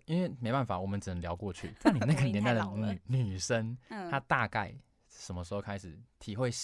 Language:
Chinese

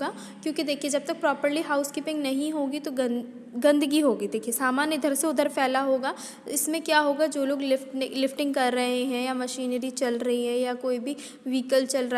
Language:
Hindi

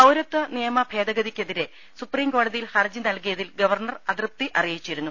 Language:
Malayalam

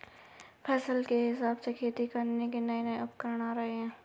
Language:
Hindi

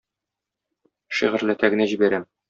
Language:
Tatar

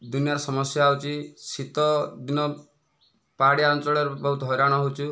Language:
Odia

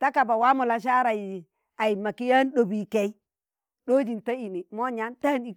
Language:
Tangale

